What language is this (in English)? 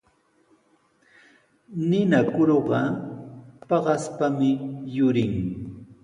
Sihuas Ancash Quechua